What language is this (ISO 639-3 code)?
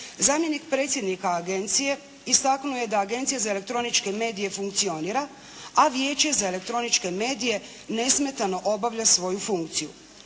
hrv